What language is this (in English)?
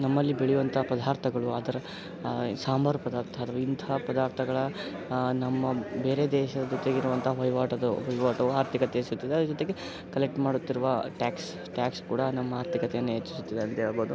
Kannada